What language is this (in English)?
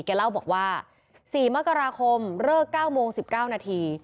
Thai